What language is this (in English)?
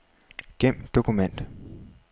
Danish